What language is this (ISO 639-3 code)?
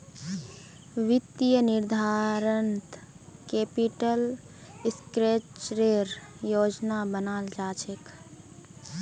mag